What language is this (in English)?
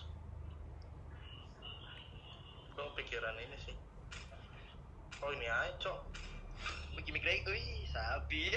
Indonesian